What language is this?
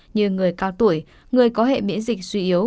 Vietnamese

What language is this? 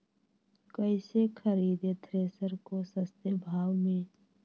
Magahi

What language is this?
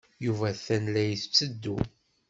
Kabyle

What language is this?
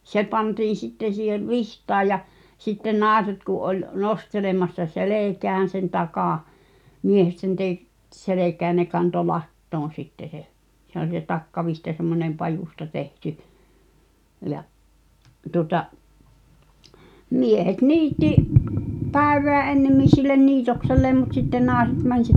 Finnish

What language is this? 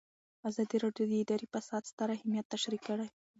Pashto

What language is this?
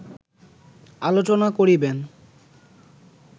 Bangla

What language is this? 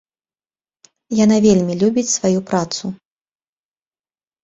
Belarusian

